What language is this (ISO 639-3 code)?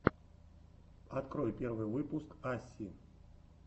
rus